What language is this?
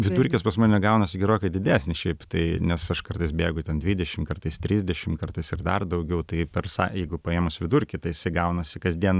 Lithuanian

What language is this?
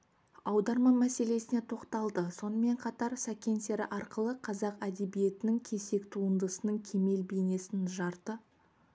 Kazakh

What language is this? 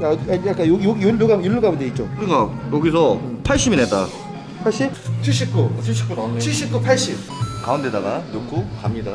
Korean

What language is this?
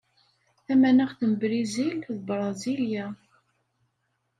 Kabyle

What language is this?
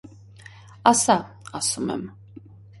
Armenian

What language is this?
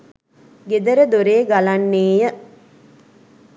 Sinhala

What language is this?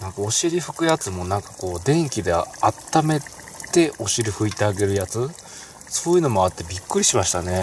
Japanese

